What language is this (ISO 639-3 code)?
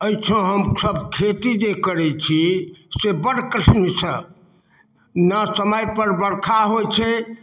mai